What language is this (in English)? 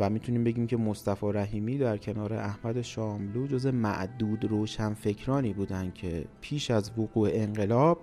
Persian